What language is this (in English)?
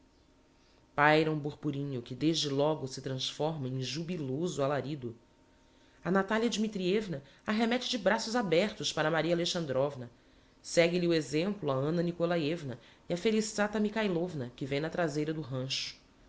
Portuguese